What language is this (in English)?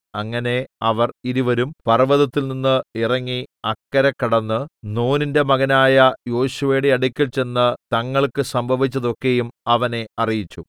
Malayalam